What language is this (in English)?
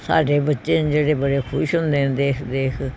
Punjabi